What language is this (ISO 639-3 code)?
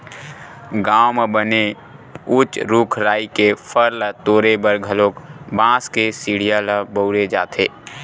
hne